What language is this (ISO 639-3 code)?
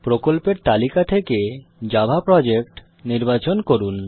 ben